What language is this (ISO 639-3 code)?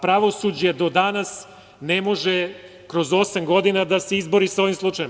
srp